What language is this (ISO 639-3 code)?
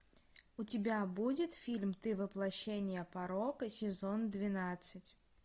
rus